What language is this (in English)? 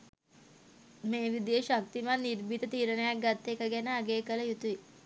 Sinhala